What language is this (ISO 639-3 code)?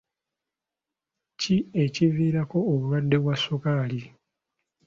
lug